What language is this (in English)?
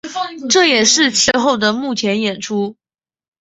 Chinese